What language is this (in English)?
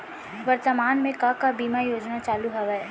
Chhattisgarhi